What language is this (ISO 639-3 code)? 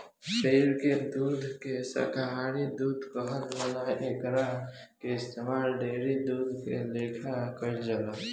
bho